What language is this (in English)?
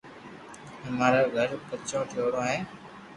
Loarki